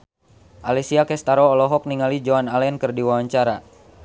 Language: Sundanese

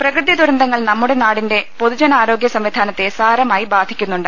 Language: Malayalam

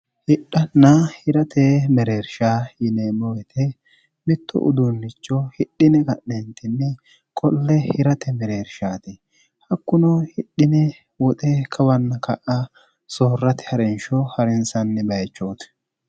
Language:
Sidamo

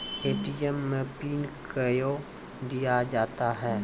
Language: Maithili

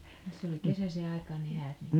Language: Finnish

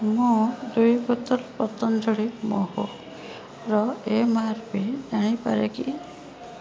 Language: Odia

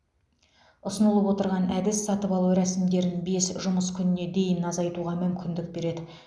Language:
Kazakh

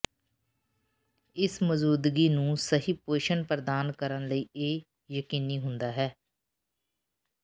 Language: Punjabi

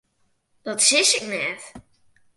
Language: Western Frisian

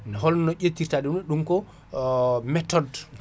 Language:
Fula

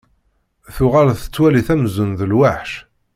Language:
Kabyle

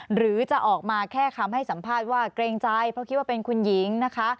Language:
Thai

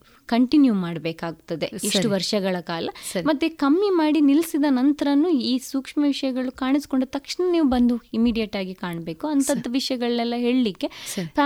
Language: Kannada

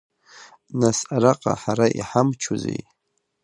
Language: Abkhazian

